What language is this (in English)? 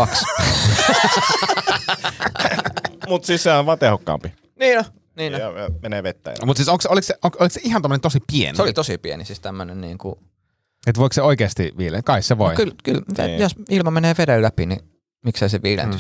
Finnish